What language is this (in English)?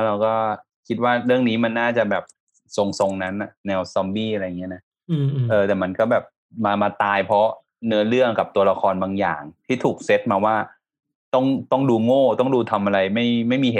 Thai